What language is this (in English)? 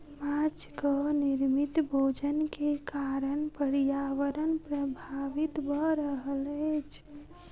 Maithili